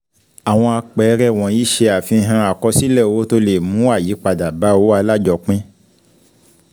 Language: Yoruba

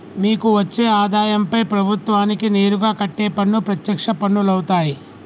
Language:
Telugu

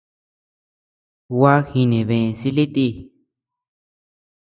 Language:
Tepeuxila Cuicatec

